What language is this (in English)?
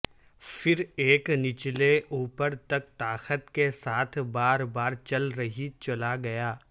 Urdu